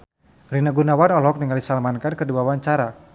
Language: Sundanese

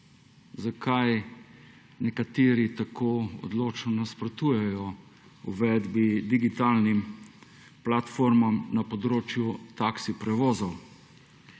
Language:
Slovenian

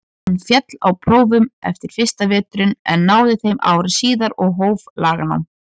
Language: Icelandic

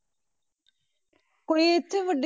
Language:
Punjabi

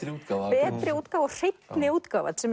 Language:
Icelandic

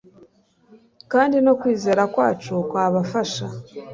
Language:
Kinyarwanda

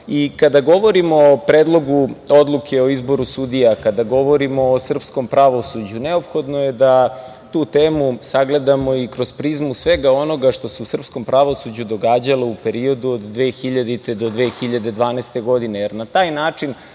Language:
Serbian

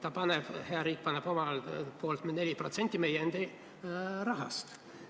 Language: Estonian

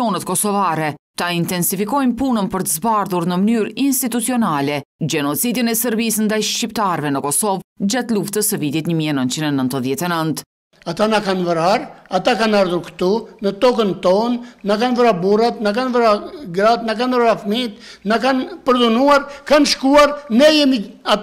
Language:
Romanian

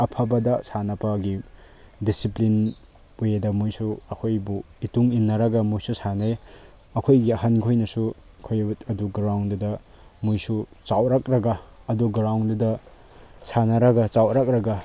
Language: Manipuri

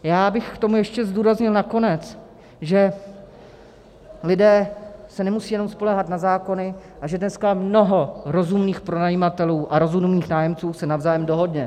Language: Czech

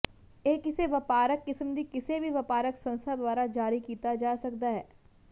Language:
Punjabi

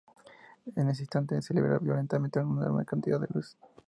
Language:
Spanish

